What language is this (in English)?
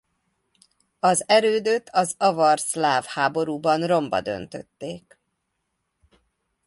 Hungarian